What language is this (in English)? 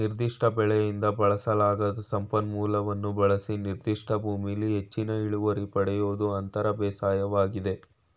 Kannada